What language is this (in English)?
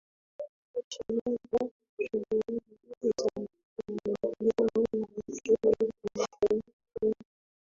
Swahili